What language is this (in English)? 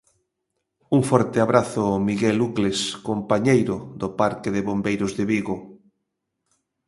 Galician